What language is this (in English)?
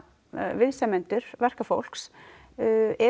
Icelandic